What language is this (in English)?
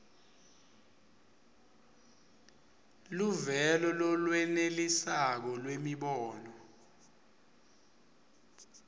Swati